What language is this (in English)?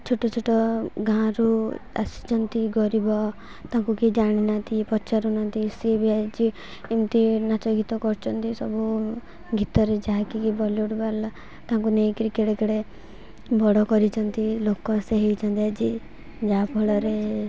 Odia